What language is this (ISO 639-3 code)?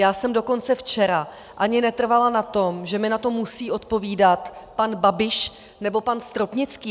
ces